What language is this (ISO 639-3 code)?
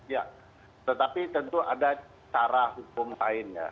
ind